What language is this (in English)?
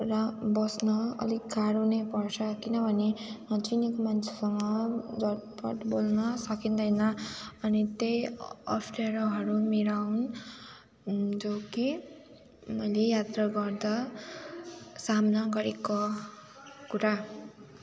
Nepali